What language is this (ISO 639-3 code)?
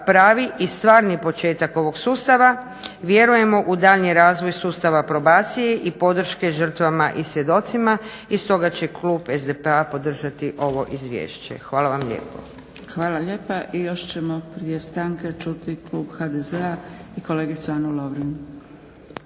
hrv